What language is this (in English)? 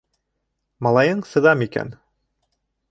Bashkir